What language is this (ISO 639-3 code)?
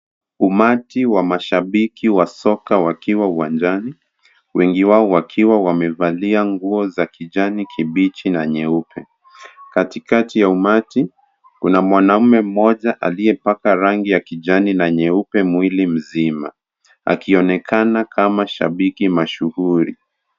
swa